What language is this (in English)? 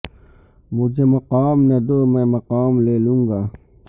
Urdu